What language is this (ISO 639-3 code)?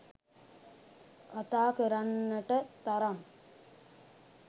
sin